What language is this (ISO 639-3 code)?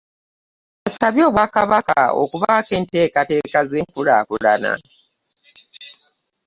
lug